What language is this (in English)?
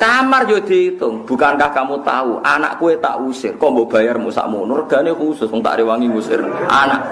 Indonesian